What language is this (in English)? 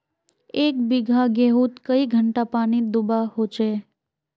Magahi